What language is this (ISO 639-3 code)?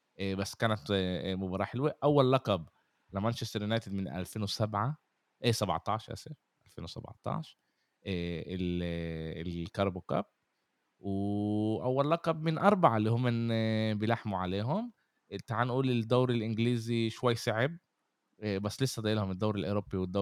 ara